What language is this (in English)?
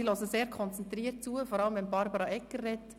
Swiss German